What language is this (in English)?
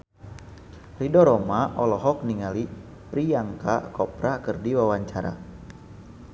Sundanese